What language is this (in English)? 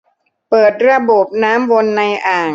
Thai